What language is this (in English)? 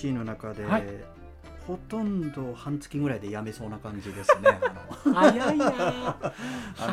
Japanese